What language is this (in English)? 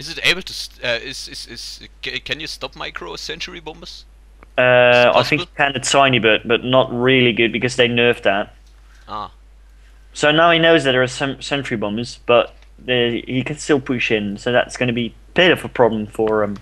English